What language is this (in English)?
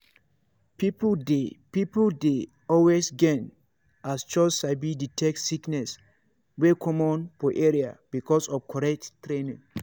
Nigerian Pidgin